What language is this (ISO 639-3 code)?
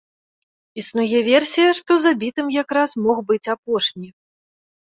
bel